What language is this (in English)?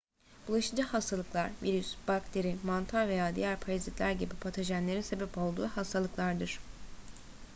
Turkish